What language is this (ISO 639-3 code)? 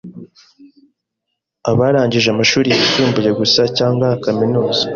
kin